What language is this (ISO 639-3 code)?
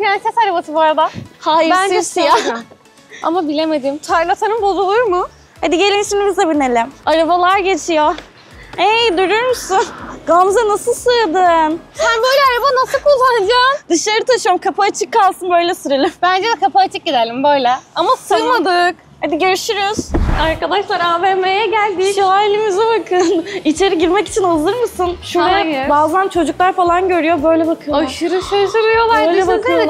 tur